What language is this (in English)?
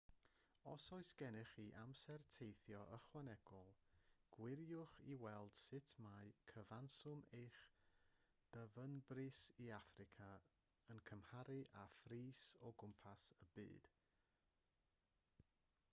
Welsh